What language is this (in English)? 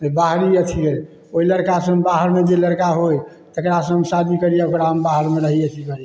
Maithili